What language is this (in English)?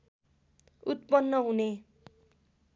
Nepali